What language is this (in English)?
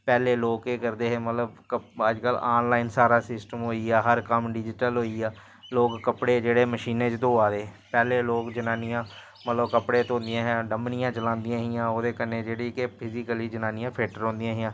Dogri